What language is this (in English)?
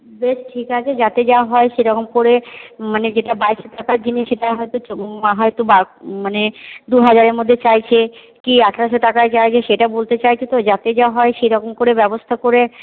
Bangla